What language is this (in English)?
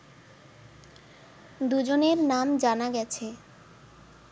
Bangla